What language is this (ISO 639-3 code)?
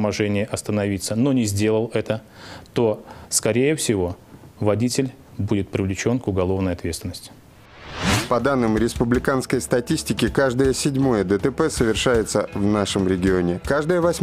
rus